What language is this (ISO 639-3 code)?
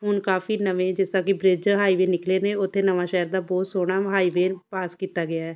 pan